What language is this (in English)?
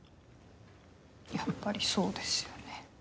Japanese